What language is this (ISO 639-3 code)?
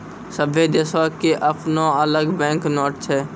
mai